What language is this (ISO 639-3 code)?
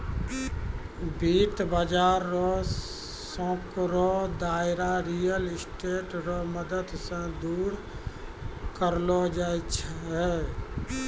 mai